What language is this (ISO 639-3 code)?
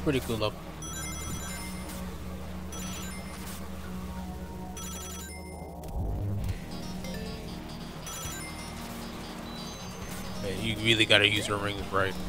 eng